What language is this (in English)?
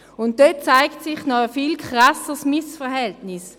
Swiss German